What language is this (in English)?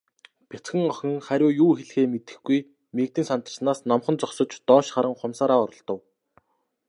Mongolian